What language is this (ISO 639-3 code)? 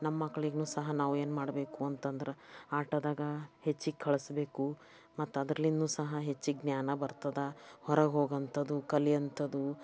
kan